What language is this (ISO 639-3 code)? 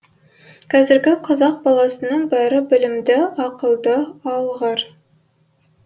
kaz